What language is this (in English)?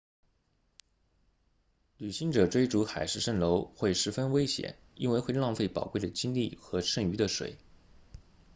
Chinese